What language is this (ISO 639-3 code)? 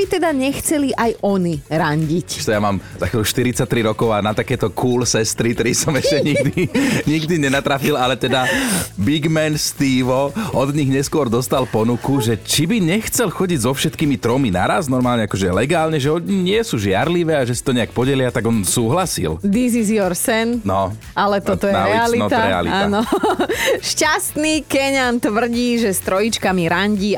slk